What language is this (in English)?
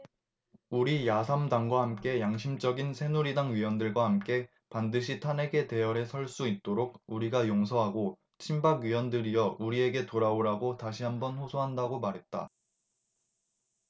Korean